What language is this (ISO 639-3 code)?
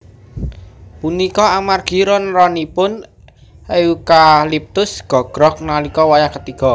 jav